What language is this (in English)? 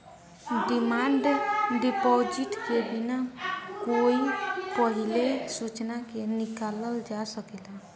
Bhojpuri